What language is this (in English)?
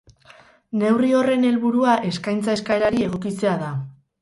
Basque